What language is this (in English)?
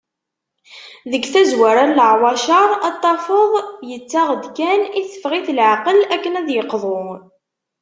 Kabyle